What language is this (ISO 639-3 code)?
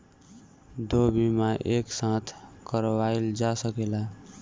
bho